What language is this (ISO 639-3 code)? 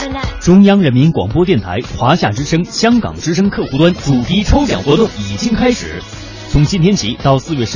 zho